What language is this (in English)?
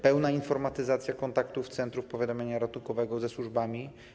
Polish